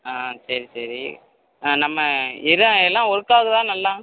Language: Tamil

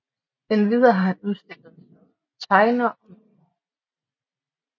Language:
Danish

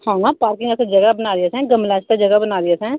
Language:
Dogri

